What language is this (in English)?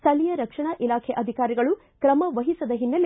Kannada